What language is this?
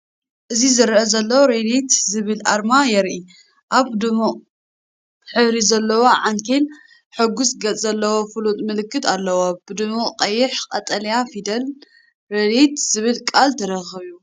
Tigrinya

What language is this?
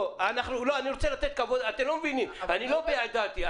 Hebrew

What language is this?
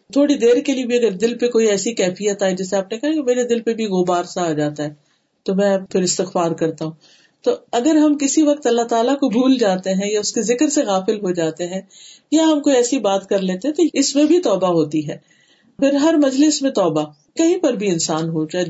Urdu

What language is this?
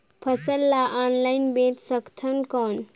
Chhattisgarhi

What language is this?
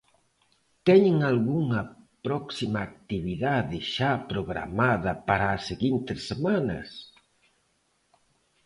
Galician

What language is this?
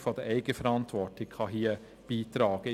Swiss German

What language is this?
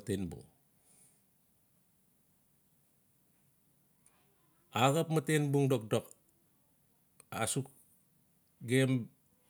Notsi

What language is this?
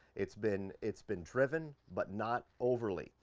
English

